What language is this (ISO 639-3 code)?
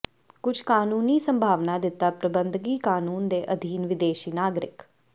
pan